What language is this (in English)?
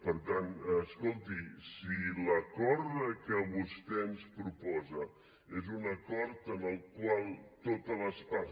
Catalan